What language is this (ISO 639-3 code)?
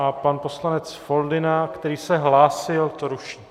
ces